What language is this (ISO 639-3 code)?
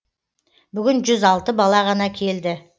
kaz